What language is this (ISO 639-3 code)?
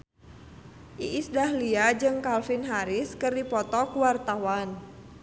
sun